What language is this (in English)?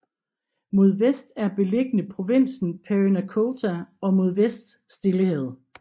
Danish